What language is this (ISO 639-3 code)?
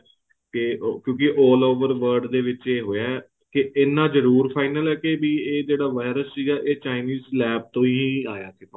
pan